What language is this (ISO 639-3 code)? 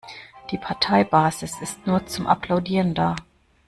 deu